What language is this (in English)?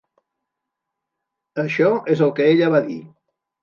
Catalan